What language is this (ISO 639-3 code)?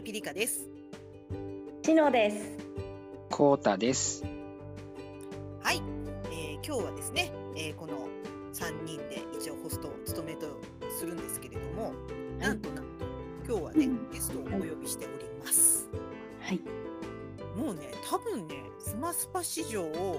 jpn